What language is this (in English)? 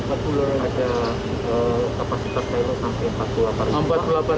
Indonesian